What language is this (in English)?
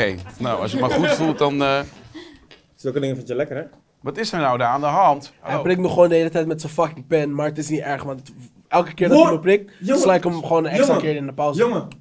Dutch